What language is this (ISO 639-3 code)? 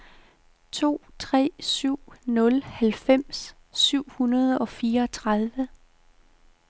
dan